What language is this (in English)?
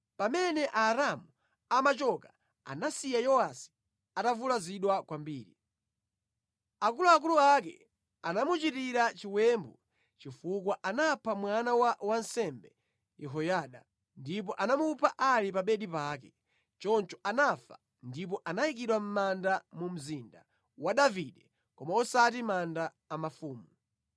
Nyanja